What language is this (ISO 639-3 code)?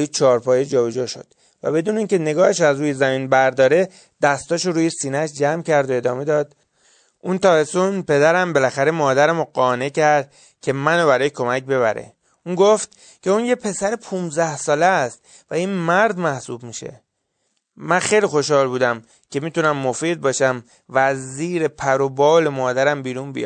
fas